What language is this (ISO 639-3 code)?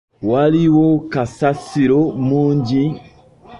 lug